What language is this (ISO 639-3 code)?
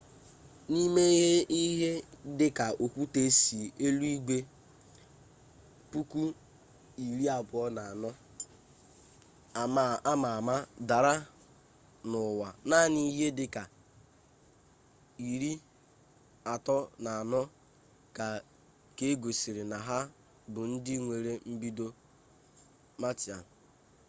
ibo